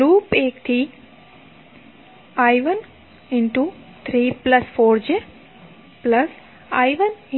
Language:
Gujarati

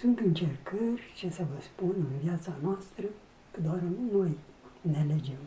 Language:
Romanian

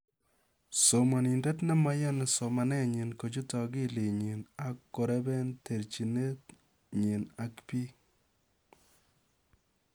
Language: Kalenjin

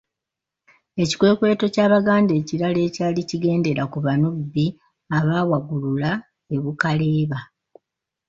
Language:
Ganda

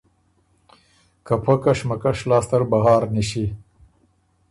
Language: Ormuri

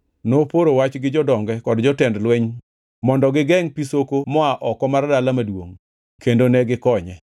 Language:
Luo (Kenya and Tanzania)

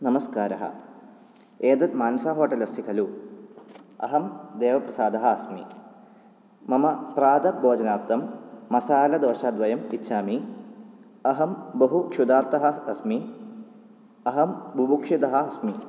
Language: Sanskrit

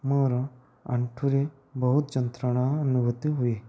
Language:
Odia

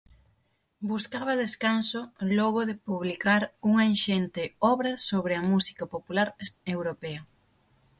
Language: Galician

